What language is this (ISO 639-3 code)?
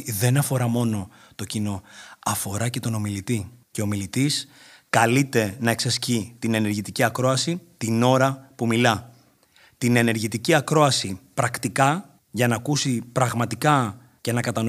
ell